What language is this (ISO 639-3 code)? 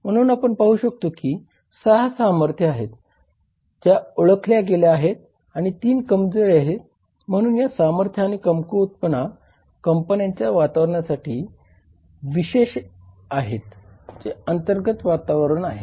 mar